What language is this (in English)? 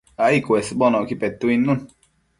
Matsés